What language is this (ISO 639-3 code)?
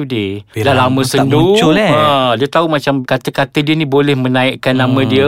msa